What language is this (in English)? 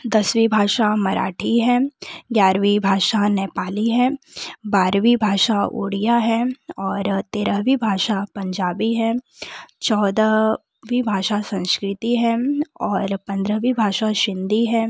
Hindi